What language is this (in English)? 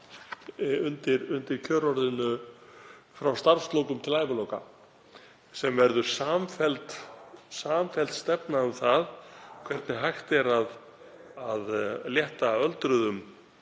Icelandic